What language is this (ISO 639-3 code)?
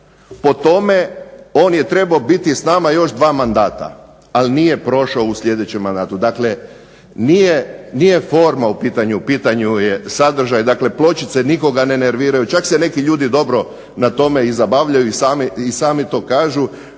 hrv